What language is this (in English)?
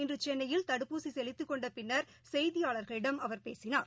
Tamil